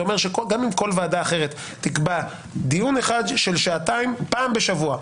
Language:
Hebrew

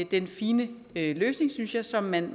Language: Danish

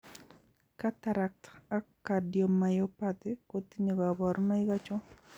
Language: Kalenjin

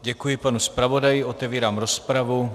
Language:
Czech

